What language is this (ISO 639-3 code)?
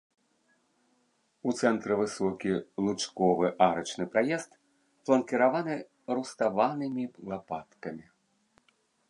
bel